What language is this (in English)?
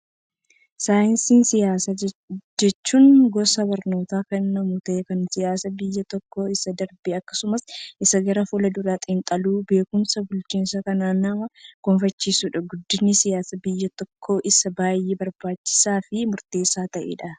Oromo